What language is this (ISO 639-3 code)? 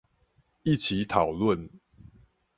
zho